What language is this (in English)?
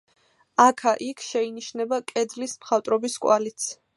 Georgian